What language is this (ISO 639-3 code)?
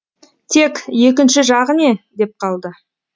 kaz